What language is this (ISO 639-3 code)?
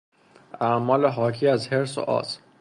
fas